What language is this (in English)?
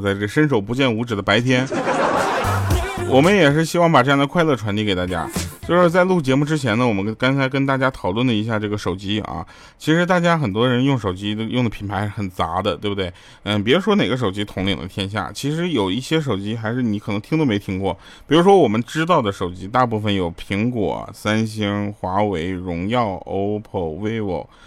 Chinese